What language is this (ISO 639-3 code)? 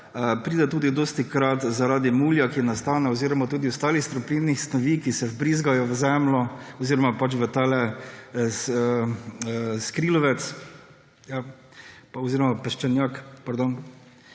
slv